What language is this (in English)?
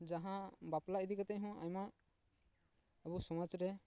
Santali